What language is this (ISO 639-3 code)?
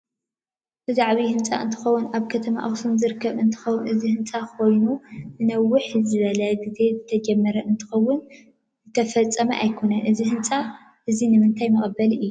tir